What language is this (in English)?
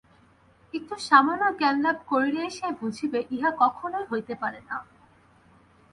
Bangla